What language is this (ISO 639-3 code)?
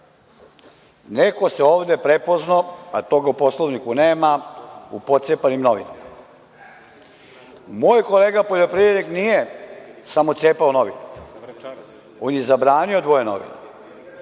srp